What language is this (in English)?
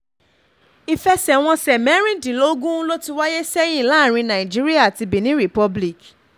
Yoruba